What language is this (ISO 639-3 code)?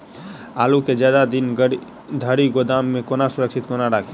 mai